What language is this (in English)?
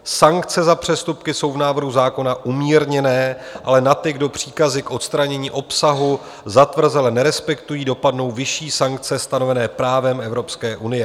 Czech